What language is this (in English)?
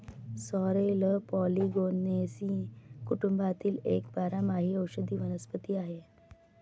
Marathi